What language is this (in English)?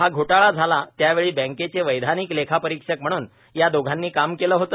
Marathi